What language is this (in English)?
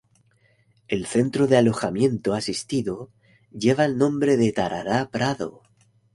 Spanish